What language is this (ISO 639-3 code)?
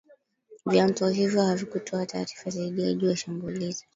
swa